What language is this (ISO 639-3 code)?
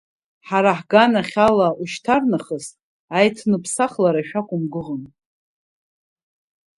abk